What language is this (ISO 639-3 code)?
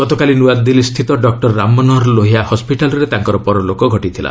ori